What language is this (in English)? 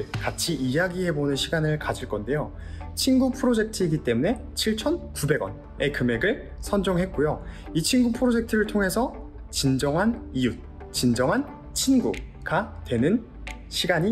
Korean